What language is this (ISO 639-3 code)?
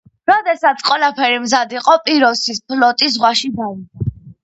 kat